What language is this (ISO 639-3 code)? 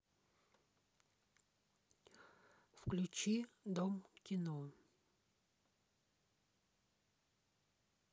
rus